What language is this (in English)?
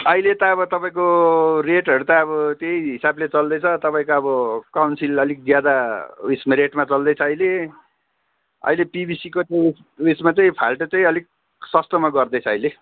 Nepali